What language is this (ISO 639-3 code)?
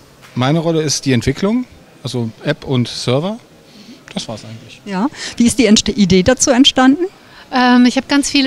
deu